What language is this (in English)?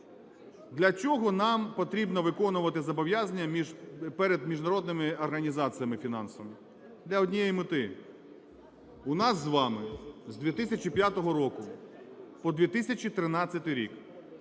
Ukrainian